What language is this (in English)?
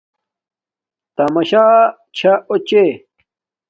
Domaaki